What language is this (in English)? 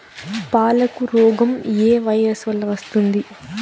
Telugu